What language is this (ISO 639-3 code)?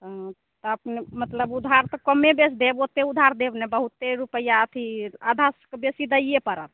mai